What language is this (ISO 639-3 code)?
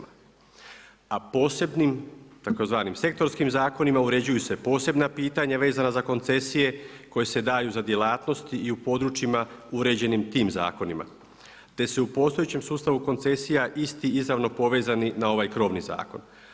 hrv